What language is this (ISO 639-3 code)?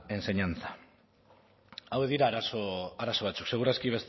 eus